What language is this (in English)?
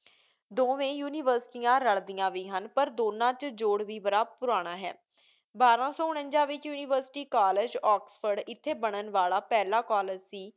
Punjabi